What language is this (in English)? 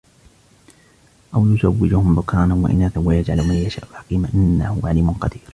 Arabic